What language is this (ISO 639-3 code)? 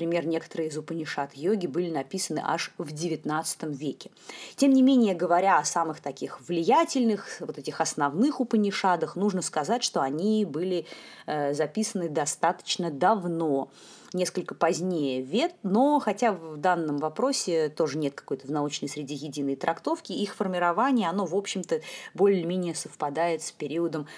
rus